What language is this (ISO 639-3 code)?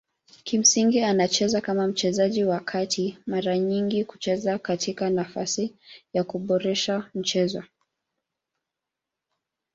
swa